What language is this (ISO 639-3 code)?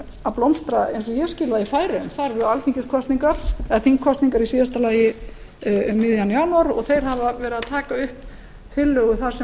isl